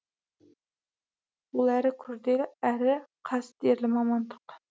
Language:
Kazakh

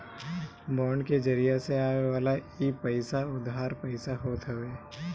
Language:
Bhojpuri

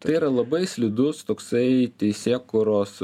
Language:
Lithuanian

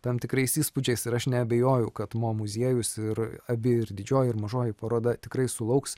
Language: Lithuanian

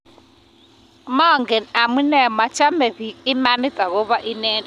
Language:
Kalenjin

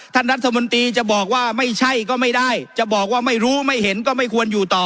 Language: Thai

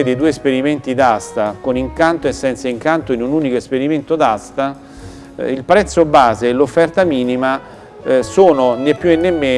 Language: Italian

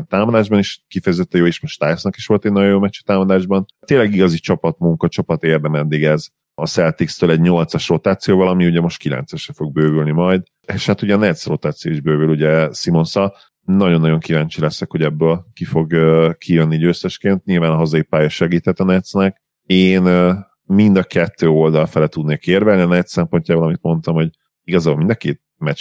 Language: Hungarian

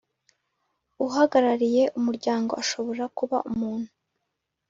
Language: Kinyarwanda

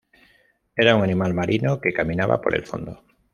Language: Spanish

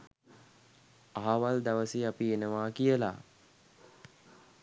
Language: Sinhala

